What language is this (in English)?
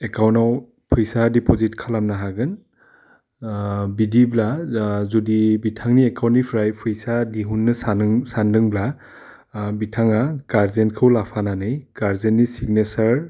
Bodo